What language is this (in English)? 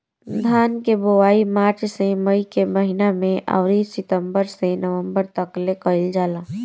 Bhojpuri